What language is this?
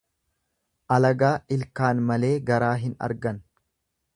Oromo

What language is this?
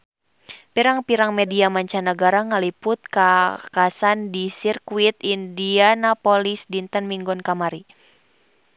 Sundanese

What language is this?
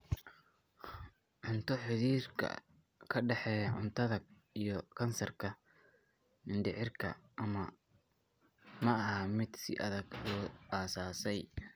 Somali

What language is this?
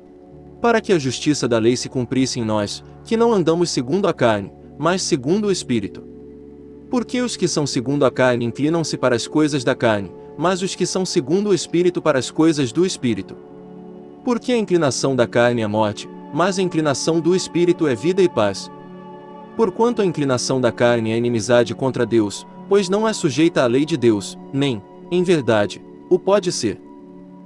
Portuguese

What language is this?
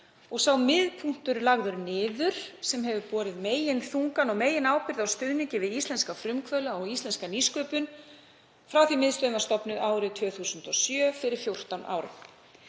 Icelandic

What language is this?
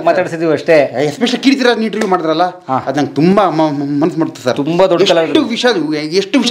Kannada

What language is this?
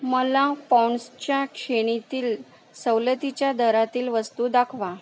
Marathi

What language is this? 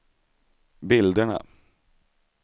Swedish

